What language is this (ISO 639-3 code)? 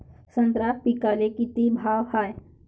mar